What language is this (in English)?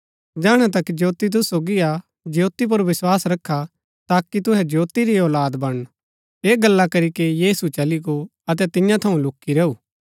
Gaddi